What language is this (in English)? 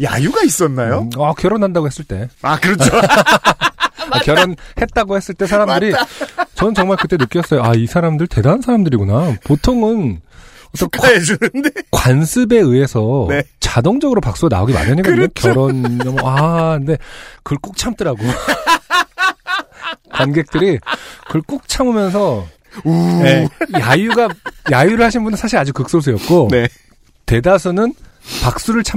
Korean